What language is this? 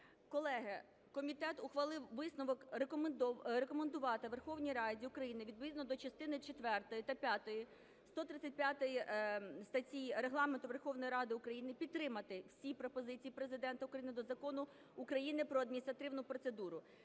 Ukrainian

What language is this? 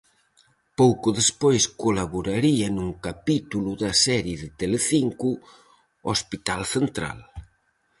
Galician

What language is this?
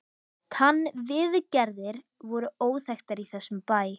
Icelandic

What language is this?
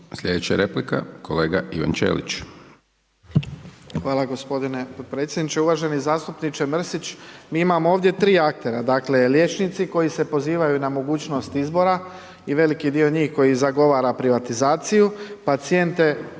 Croatian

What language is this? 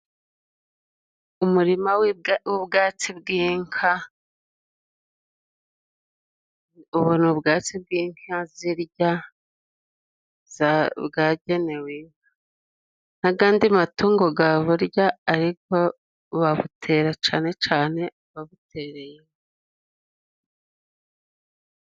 Kinyarwanda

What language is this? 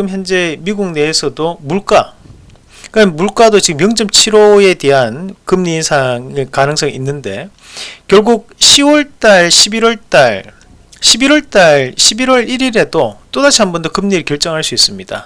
Korean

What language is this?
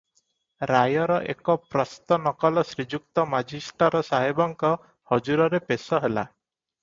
Odia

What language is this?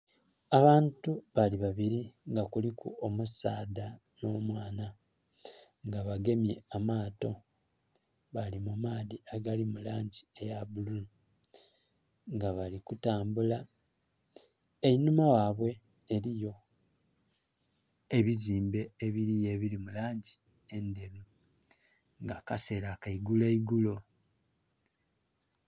Soga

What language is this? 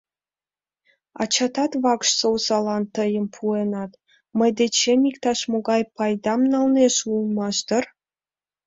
Mari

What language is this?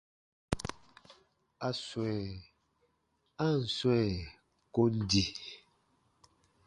Baatonum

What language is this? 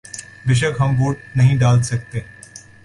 Urdu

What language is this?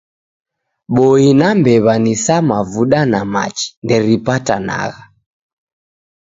Taita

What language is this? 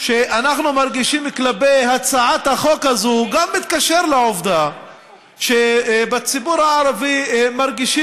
Hebrew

